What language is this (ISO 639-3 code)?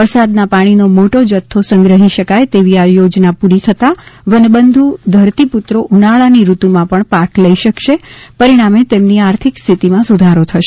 guj